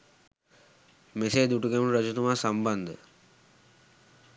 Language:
Sinhala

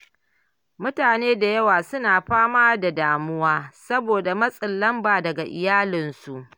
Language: Hausa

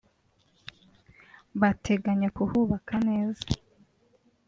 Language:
Kinyarwanda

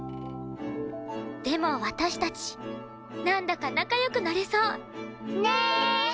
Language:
Japanese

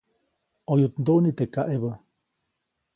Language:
Copainalá Zoque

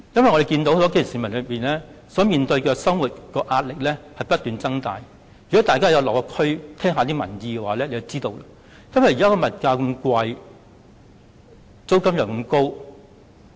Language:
Cantonese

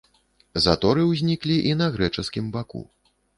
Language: Belarusian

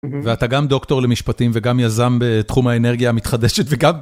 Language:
Hebrew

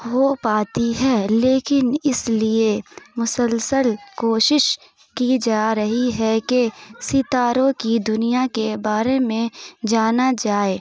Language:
Urdu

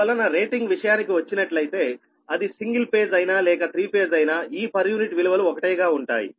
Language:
Telugu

